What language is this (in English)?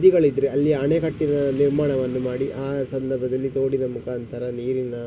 Kannada